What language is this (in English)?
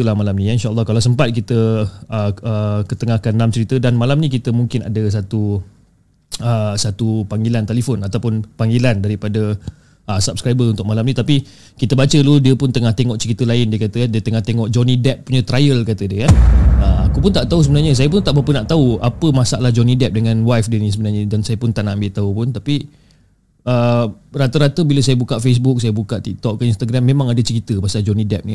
Malay